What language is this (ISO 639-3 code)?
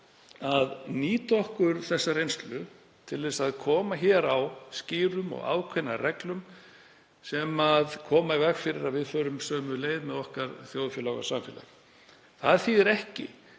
isl